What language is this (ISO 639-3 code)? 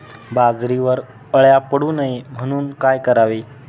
mar